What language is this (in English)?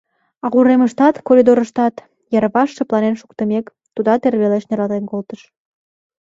Mari